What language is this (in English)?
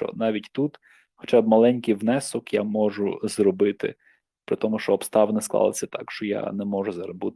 Ukrainian